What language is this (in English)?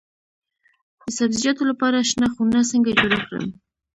Pashto